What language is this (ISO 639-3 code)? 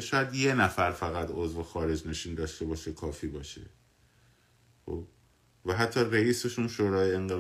fas